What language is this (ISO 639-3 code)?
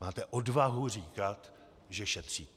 ces